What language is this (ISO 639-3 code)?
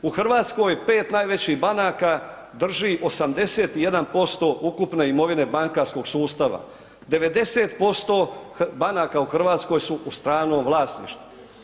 hrv